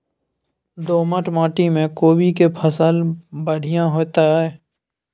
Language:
Maithili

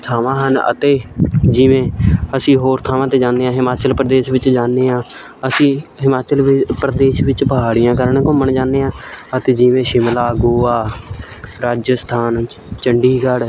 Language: Punjabi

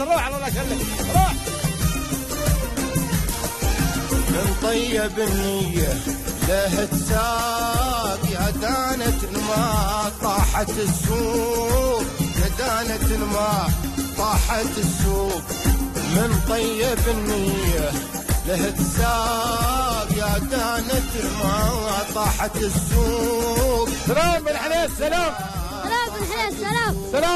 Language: Arabic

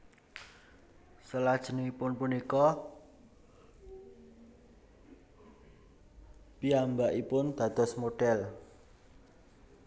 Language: Javanese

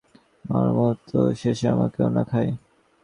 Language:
Bangla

